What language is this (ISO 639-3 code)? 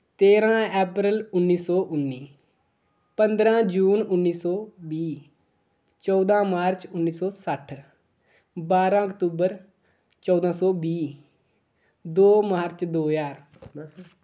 doi